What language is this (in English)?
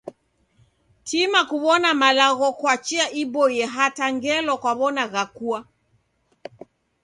Taita